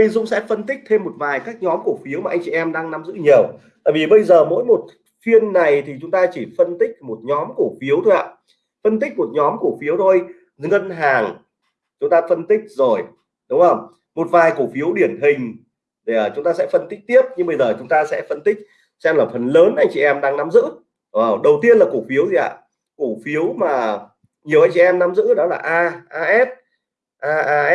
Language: Vietnamese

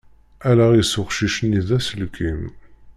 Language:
Kabyle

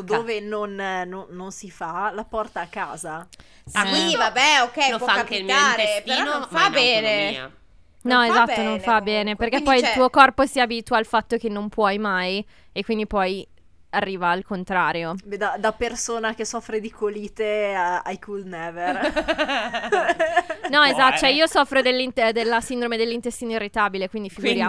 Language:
Italian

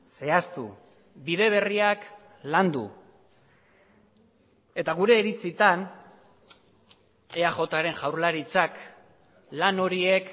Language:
Basque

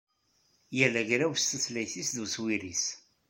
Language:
Kabyle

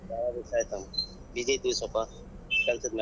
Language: Kannada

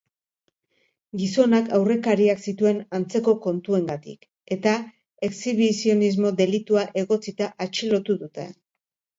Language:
Basque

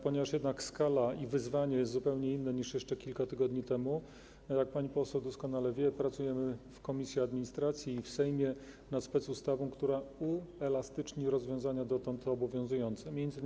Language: Polish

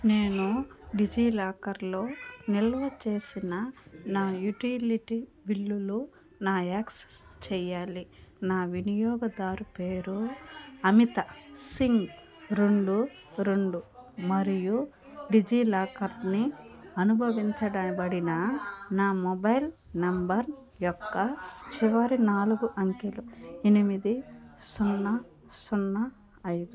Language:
Telugu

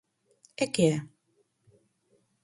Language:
Galician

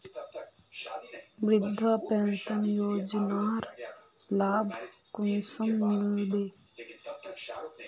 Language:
Magahi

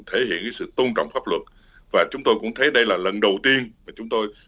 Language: Vietnamese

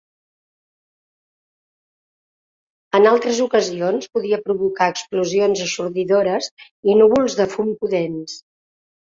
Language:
Catalan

